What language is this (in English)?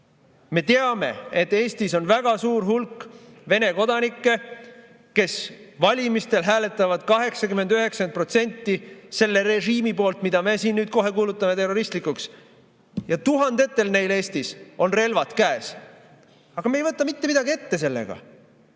Estonian